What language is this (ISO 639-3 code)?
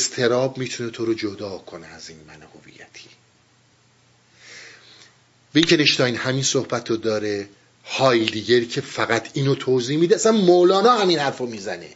fas